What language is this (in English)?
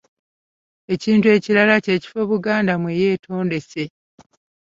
Ganda